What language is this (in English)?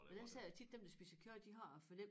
Danish